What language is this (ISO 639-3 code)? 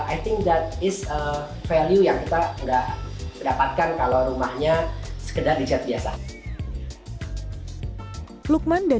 ind